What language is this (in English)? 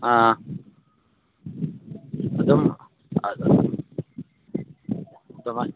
Manipuri